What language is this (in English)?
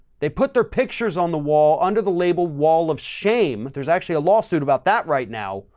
English